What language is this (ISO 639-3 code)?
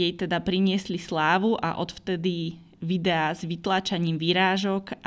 slk